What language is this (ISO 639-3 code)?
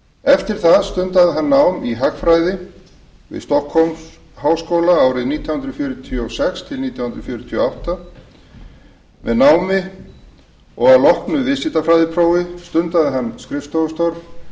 isl